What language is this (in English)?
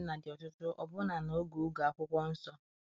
Igbo